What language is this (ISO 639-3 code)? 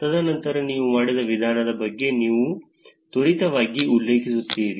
kan